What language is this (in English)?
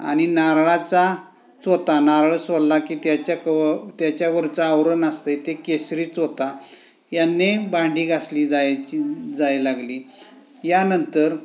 Marathi